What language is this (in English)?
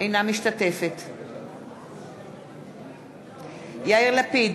Hebrew